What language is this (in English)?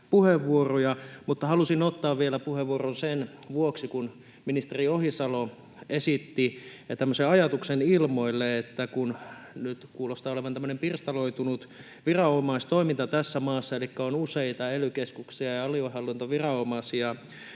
Finnish